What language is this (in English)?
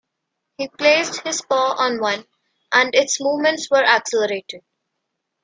English